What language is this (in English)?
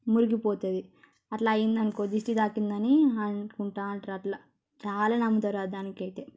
Telugu